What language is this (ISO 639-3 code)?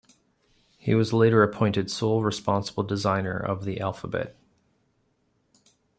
eng